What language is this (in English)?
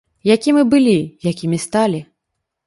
Belarusian